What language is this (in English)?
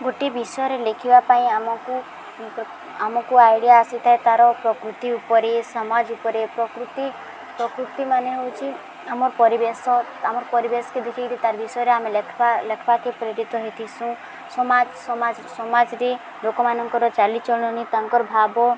Odia